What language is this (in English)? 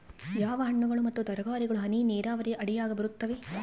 Kannada